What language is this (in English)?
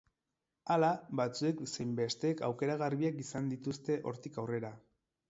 Basque